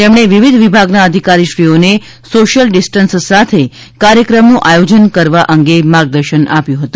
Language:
Gujarati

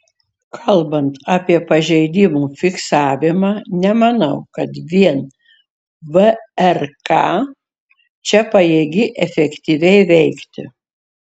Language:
Lithuanian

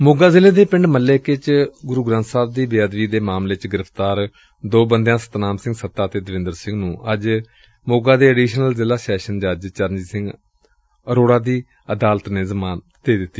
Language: Punjabi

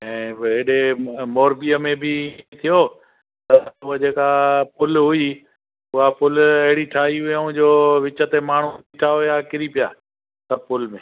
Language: Sindhi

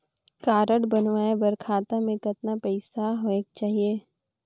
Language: Chhattisgarhi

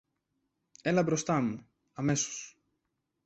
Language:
Greek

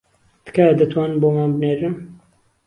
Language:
Central Kurdish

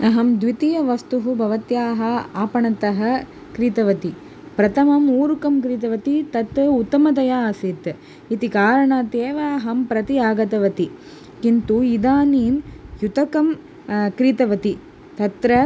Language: Sanskrit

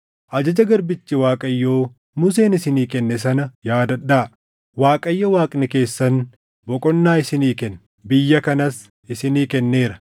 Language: Oromo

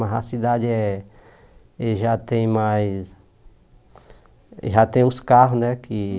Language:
Portuguese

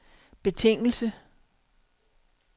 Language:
Danish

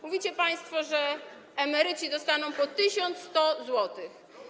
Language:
Polish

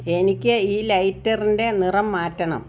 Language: Malayalam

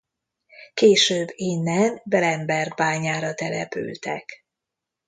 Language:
Hungarian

